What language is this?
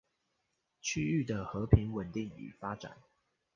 Chinese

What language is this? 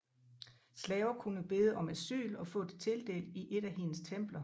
Danish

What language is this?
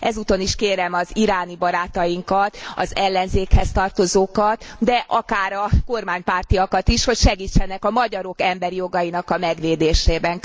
Hungarian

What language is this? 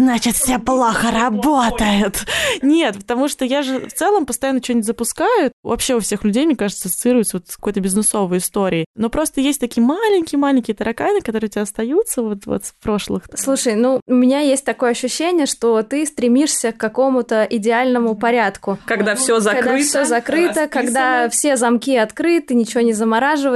Russian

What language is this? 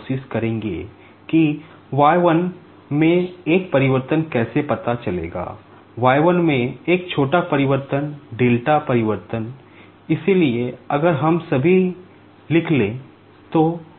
Hindi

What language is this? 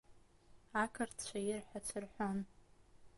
Abkhazian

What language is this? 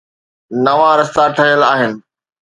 Sindhi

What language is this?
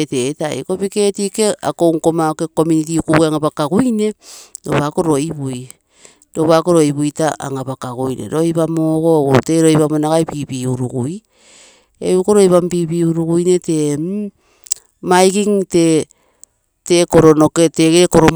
Terei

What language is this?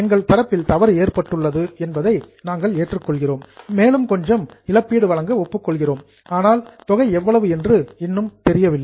Tamil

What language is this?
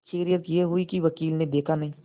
Hindi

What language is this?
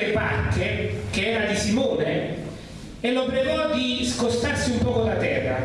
Italian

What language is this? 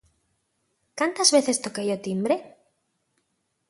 Galician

